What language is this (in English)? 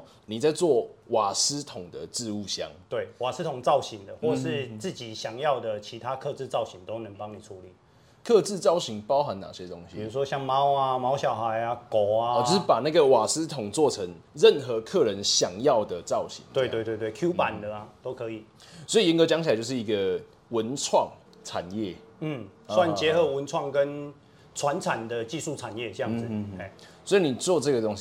Chinese